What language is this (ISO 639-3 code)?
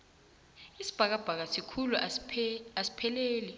nbl